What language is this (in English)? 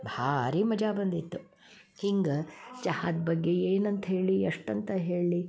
Kannada